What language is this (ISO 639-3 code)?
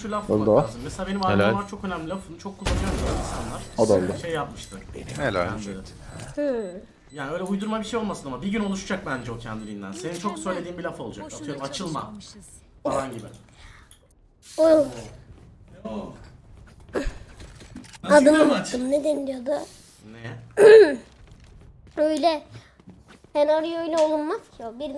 tur